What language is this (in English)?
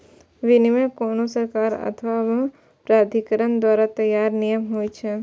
Maithili